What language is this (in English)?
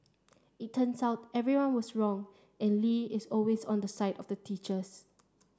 English